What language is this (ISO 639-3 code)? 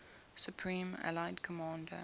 eng